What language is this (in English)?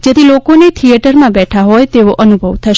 Gujarati